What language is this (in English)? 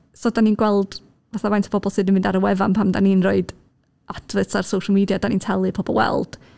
Welsh